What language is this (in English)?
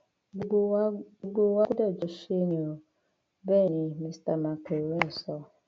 Yoruba